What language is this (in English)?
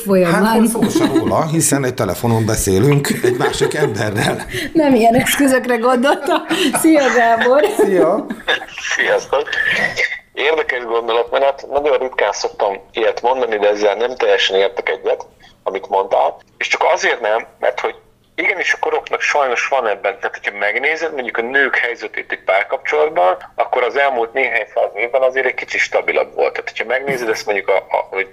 Hungarian